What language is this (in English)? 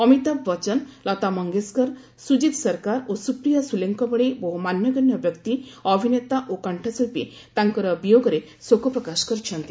Odia